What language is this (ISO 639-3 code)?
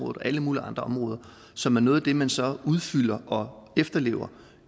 dan